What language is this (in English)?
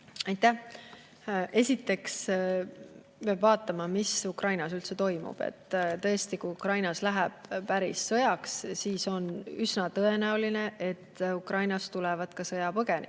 Estonian